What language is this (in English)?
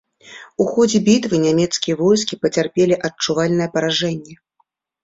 Belarusian